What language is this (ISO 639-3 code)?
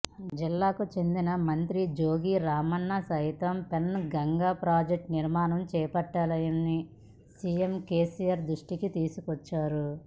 tel